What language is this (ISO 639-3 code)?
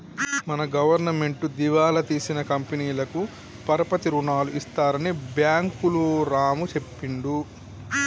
tel